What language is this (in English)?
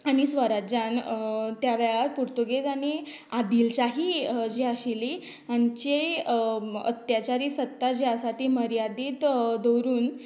Konkani